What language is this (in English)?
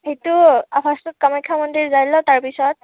Assamese